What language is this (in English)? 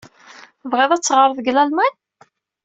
Kabyle